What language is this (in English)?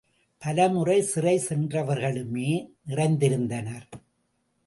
Tamil